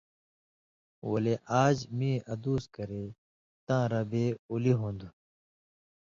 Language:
Indus Kohistani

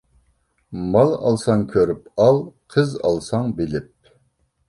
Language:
Uyghur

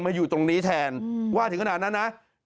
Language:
Thai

